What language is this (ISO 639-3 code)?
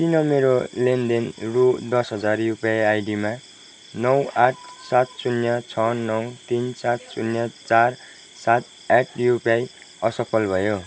nep